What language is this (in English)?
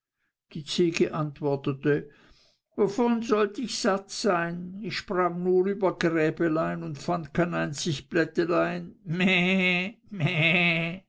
German